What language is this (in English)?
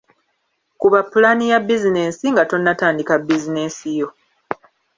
Ganda